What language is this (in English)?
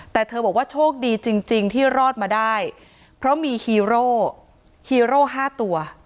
Thai